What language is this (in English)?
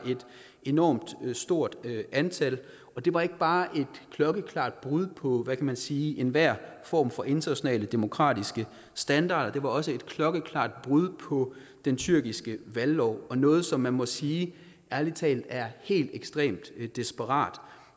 Danish